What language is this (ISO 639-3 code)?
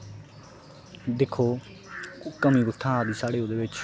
doi